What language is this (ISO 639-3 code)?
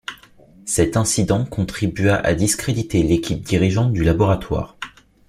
fra